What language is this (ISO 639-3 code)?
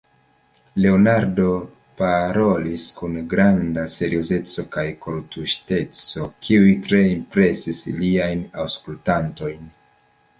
epo